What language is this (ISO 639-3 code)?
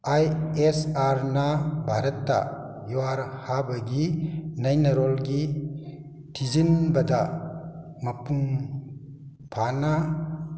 mni